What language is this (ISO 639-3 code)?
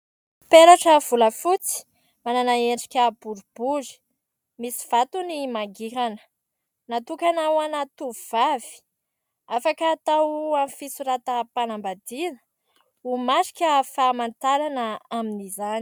mlg